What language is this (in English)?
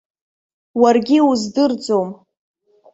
Abkhazian